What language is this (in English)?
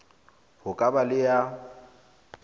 Southern Sotho